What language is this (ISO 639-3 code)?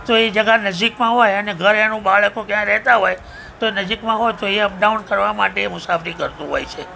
guj